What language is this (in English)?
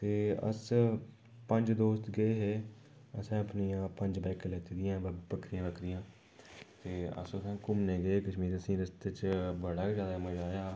Dogri